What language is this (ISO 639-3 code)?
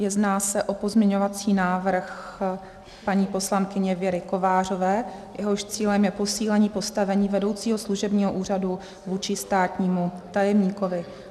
ces